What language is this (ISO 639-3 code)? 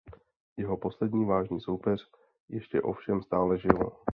ces